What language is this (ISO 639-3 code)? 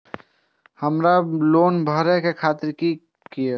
mai